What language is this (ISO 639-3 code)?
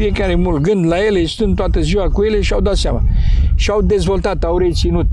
ron